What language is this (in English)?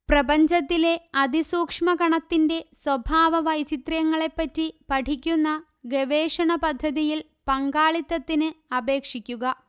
Malayalam